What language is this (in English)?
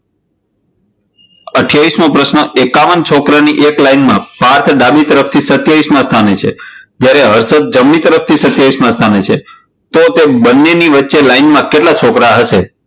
Gujarati